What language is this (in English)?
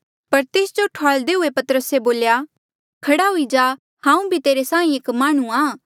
Mandeali